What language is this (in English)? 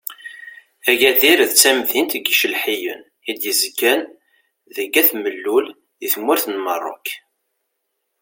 Kabyle